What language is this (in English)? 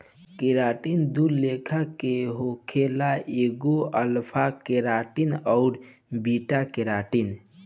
Bhojpuri